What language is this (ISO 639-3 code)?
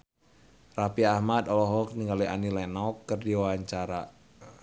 sun